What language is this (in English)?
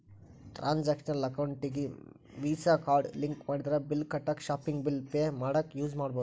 Kannada